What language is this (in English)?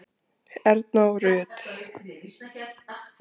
Icelandic